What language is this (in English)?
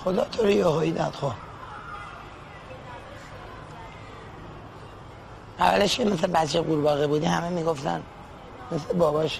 Persian